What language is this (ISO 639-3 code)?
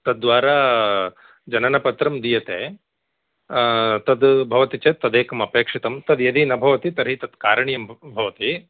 san